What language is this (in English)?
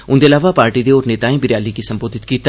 Dogri